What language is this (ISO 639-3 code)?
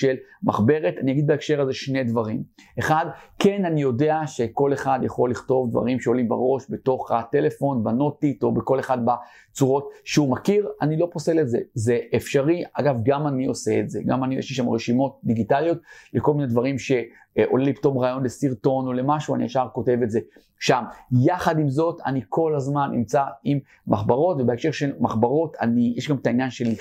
heb